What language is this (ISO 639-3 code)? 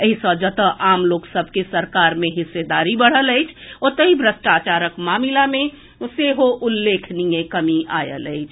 mai